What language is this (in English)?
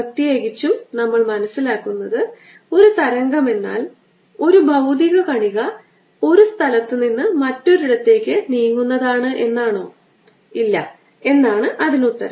Malayalam